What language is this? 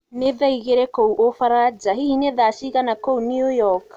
Kikuyu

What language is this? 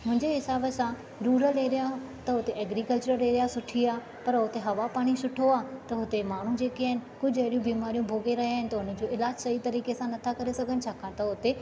Sindhi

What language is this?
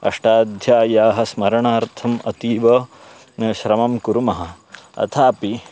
Sanskrit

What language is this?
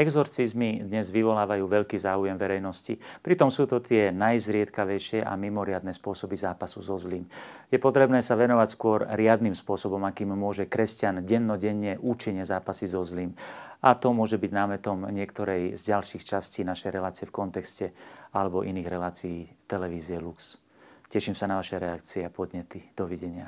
Slovak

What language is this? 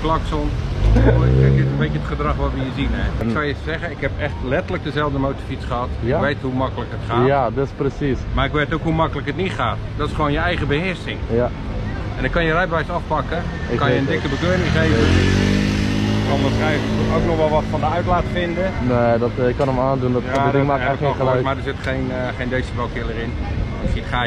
Dutch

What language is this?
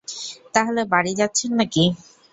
Bangla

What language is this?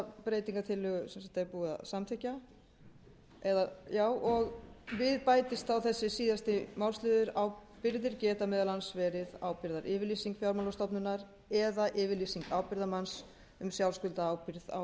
Icelandic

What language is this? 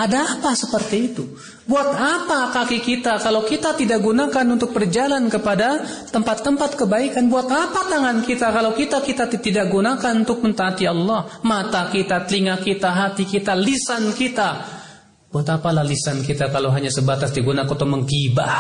Indonesian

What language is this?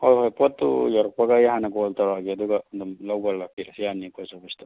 Manipuri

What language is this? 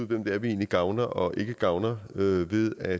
Danish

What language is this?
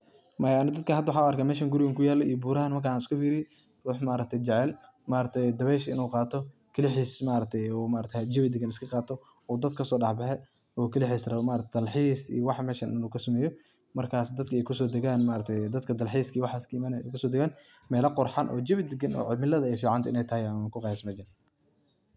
Somali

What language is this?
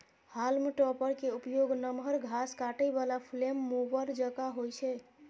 Maithili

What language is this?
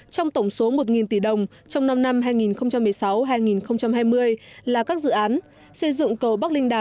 Vietnamese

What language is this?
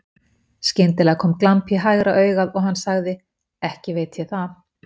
Icelandic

